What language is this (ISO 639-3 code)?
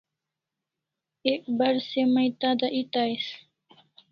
kls